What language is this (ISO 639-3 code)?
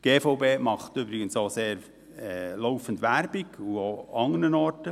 gsw